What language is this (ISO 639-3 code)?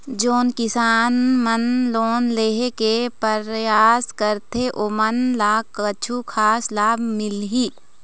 hne